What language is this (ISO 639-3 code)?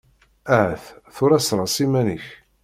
kab